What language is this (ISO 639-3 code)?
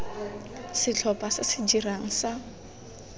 tsn